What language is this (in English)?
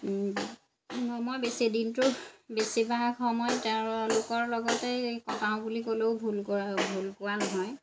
Assamese